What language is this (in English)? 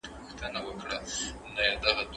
Pashto